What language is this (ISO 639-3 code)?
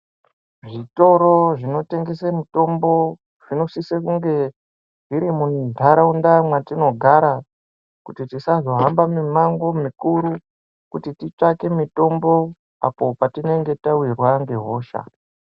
ndc